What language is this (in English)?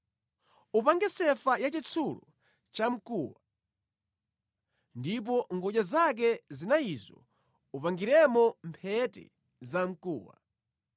Nyanja